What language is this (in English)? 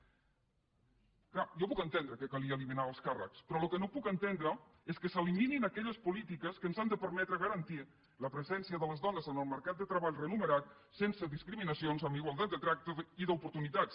Catalan